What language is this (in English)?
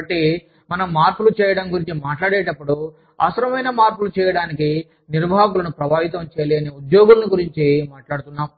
Telugu